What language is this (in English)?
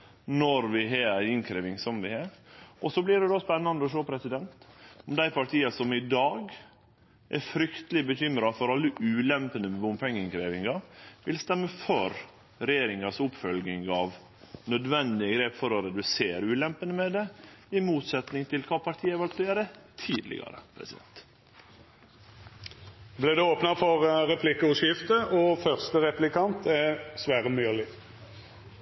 Norwegian Nynorsk